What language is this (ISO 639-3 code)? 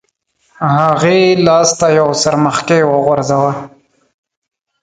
pus